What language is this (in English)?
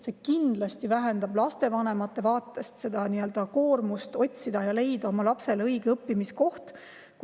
Estonian